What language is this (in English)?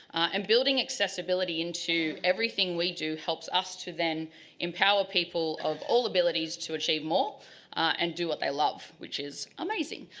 English